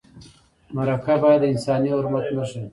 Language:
Pashto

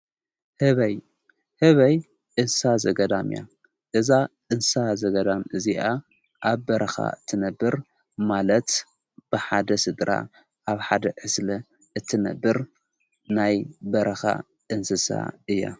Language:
Tigrinya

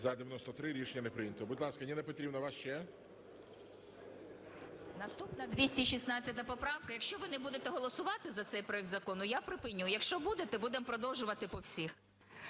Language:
Ukrainian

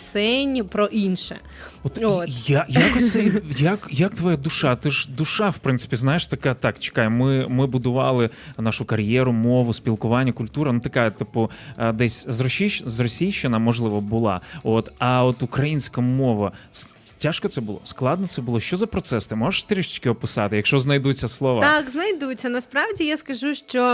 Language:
Ukrainian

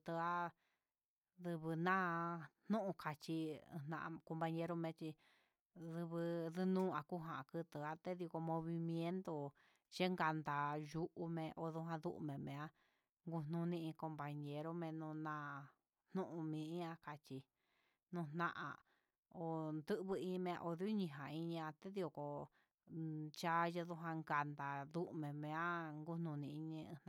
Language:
Huitepec Mixtec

